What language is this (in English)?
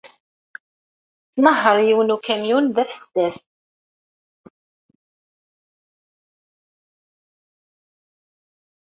Kabyle